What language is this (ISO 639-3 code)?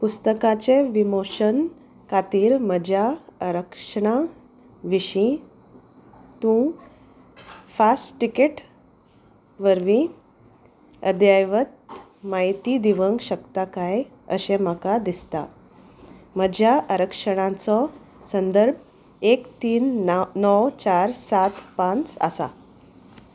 kok